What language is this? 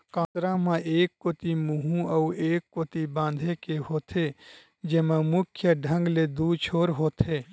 Chhattisgarhi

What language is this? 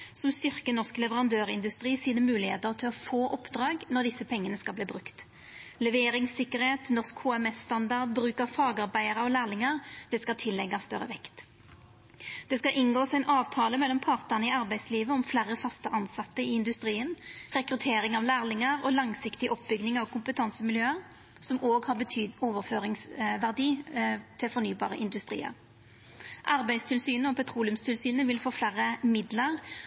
Norwegian Nynorsk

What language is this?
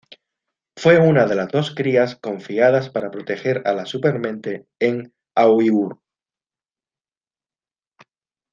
Spanish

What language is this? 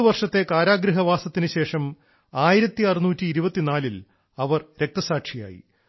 Malayalam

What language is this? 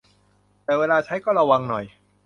Thai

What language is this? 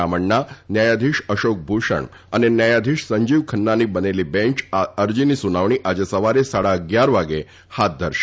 Gujarati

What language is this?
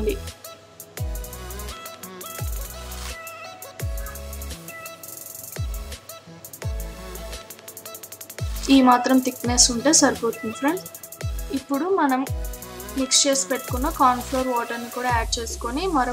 Hindi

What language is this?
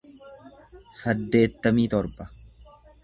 Oromo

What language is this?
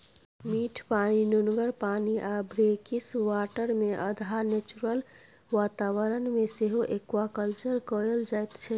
Maithili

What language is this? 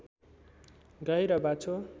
Nepali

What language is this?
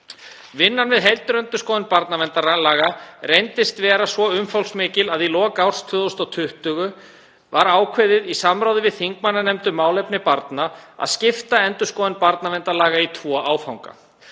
Icelandic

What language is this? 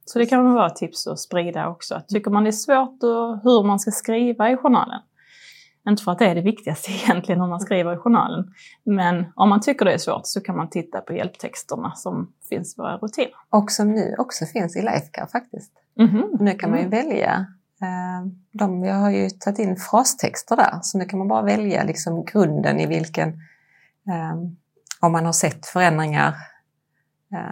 Swedish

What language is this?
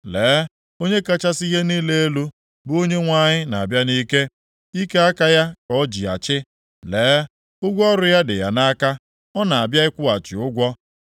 Igbo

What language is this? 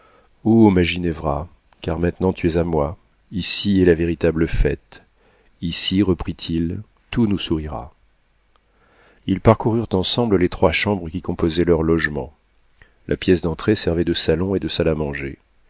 French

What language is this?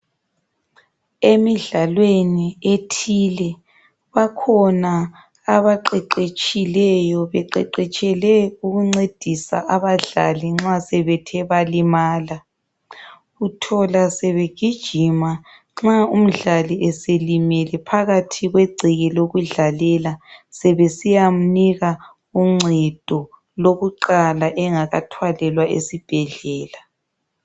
North Ndebele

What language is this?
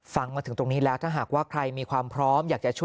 Thai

